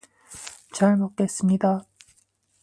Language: Korean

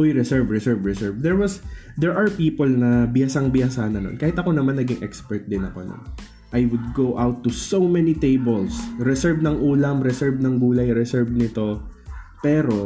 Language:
Filipino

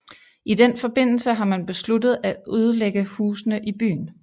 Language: Danish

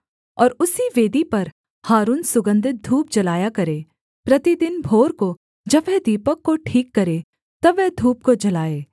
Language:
Hindi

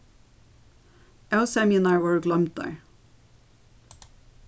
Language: Faroese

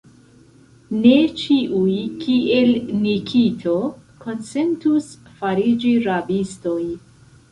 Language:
Esperanto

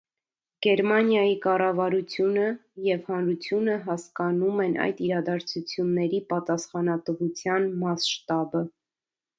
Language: Armenian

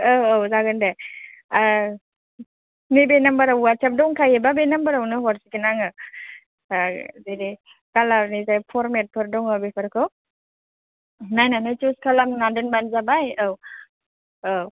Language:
Bodo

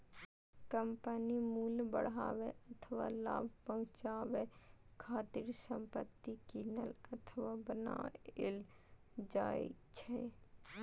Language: Maithili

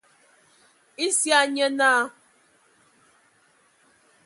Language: Ewondo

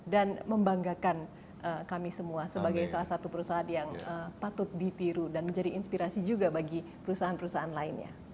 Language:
Indonesian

